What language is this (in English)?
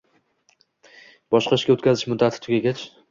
Uzbek